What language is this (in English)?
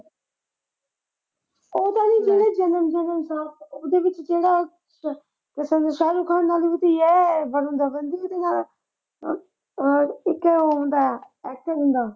Punjabi